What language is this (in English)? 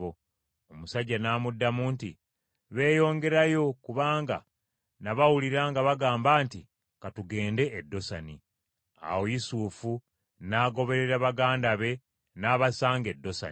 Ganda